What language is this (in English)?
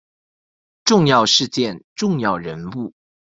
Chinese